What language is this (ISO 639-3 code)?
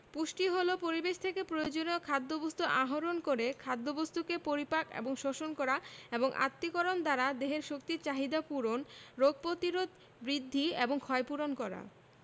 ben